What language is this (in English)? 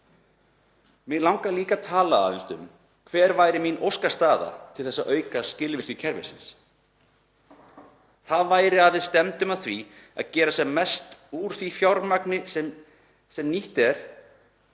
Icelandic